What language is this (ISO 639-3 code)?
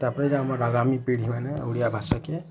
ori